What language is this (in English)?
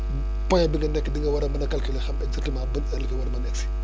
Wolof